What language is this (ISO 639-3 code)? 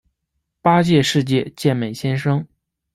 zho